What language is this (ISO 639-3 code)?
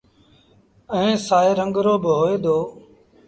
sbn